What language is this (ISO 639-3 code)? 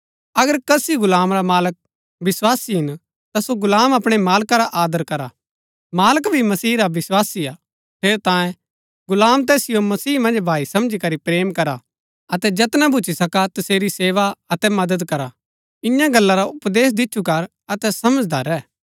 gbk